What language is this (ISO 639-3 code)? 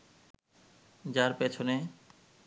ben